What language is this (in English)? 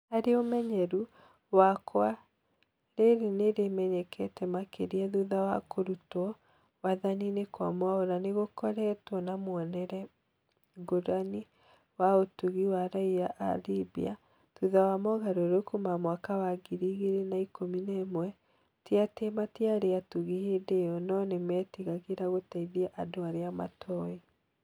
Kikuyu